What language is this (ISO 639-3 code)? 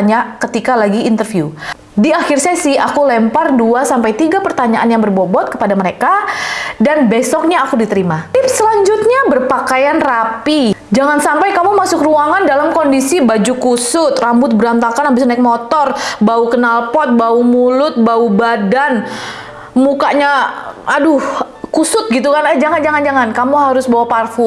ind